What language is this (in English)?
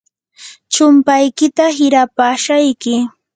Yanahuanca Pasco Quechua